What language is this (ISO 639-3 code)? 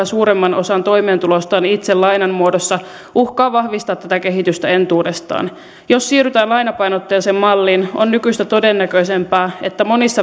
fin